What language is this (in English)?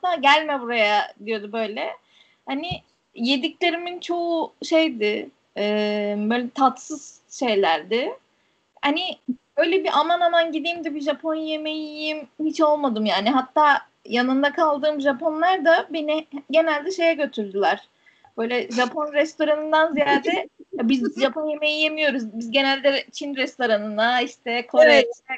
Turkish